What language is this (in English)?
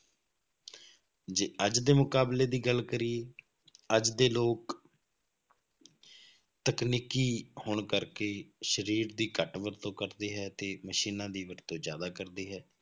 Punjabi